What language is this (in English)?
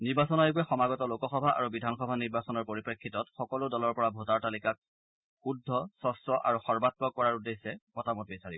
Assamese